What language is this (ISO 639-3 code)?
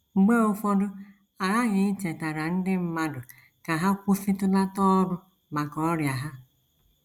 ibo